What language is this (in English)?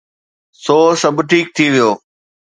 Sindhi